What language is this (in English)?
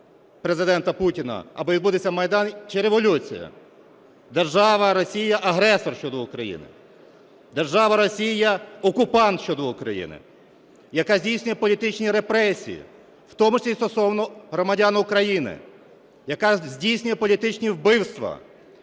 Ukrainian